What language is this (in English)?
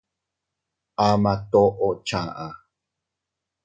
Teutila Cuicatec